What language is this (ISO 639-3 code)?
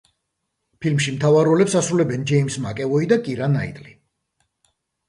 kat